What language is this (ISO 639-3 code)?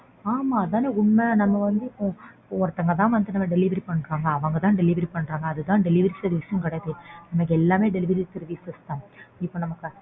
tam